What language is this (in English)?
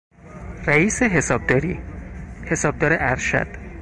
Persian